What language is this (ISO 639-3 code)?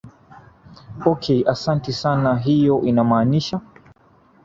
swa